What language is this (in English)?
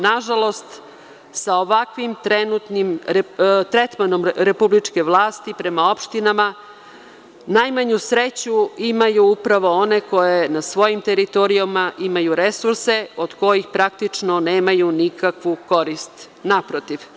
Serbian